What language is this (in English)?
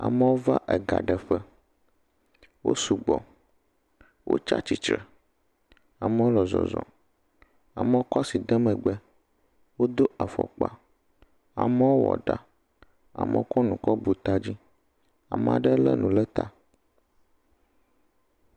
Ewe